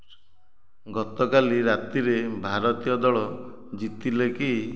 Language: Odia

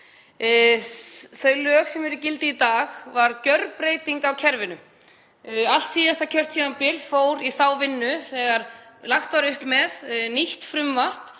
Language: Icelandic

